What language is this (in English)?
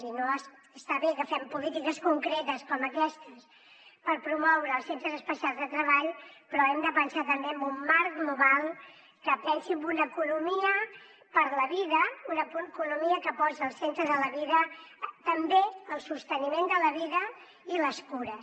Catalan